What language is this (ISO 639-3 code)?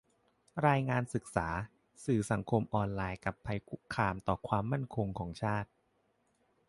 tha